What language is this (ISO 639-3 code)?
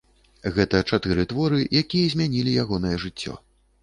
bel